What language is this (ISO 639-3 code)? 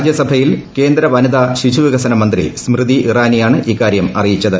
mal